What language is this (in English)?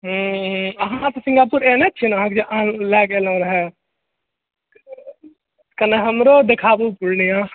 Maithili